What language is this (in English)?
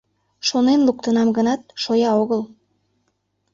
Mari